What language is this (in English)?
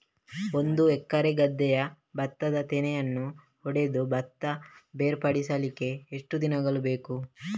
Kannada